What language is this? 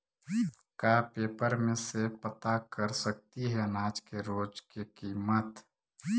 Magahi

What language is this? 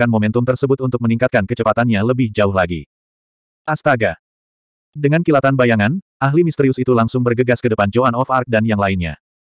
Indonesian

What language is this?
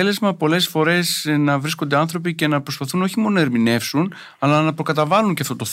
Greek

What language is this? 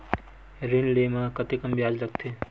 Chhattisgarhi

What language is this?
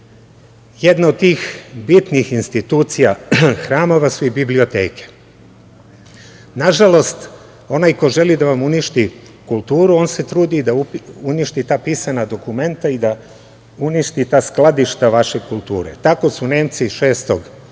Serbian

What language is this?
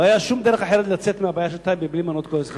Hebrew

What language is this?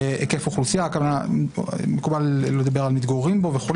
Hebrew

